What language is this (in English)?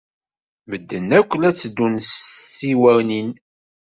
Kabyle